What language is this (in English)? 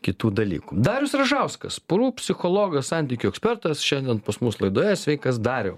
Lithuanian